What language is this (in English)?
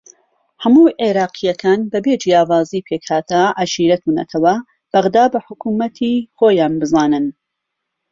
Central Kurdish